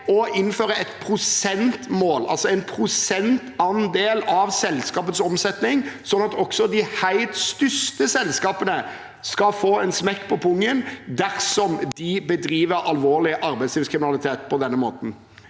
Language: Norwegian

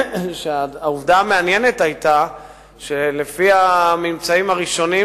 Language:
Hebrew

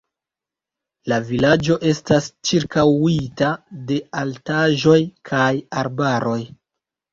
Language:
Esperanto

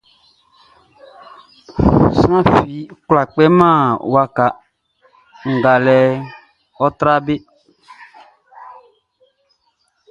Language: Baoulé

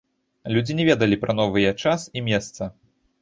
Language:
Belarusian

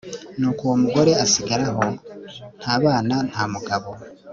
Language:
Kinyarwanda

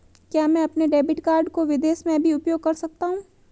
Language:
Hindi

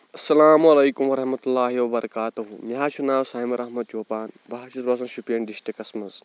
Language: Kashmiri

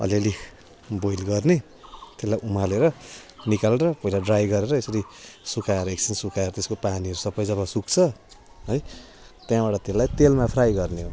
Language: Nepali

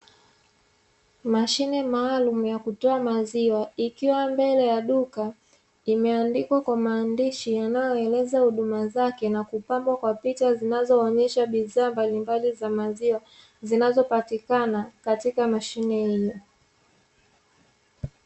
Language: Swahili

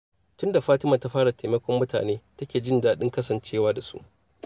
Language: Hausa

